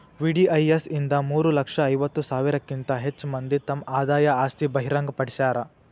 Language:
Kannada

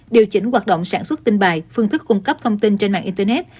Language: Vietnamese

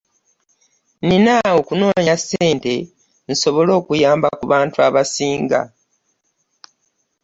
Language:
Ganda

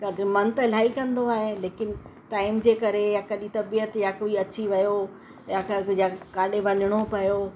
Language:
Sindhi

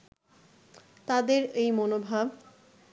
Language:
Bangla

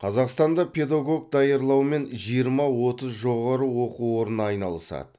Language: Kazakh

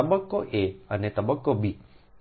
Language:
Gujarati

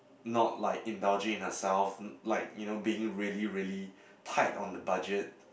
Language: English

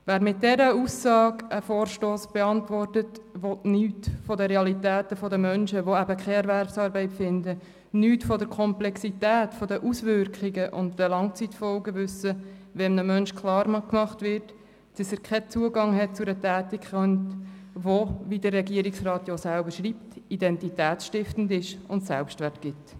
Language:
Swiss German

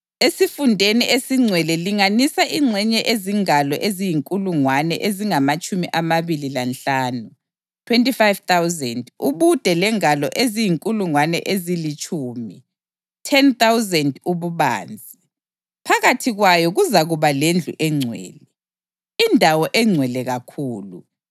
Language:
North Ndebele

